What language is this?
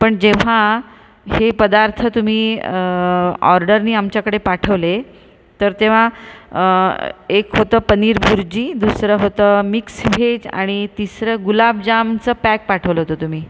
Marathi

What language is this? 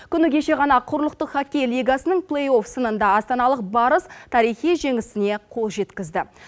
Kazakh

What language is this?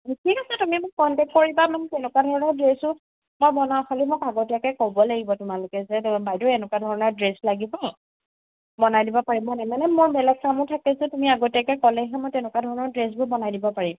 Assamese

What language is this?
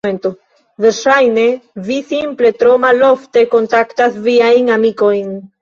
Esperanto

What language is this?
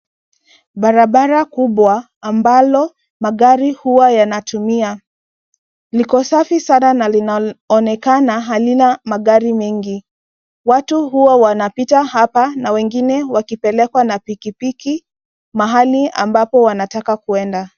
Swahili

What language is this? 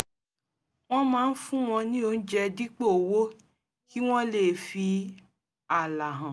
Yoruba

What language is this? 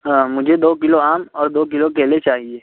Urdu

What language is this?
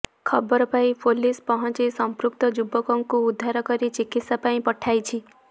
Odia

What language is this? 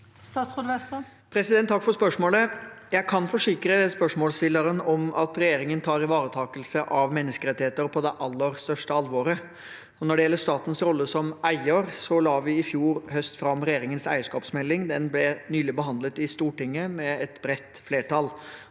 Norwegian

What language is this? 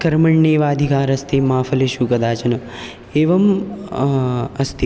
Sanskrit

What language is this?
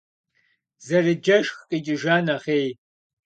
Kabardian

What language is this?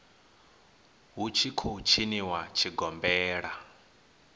Venda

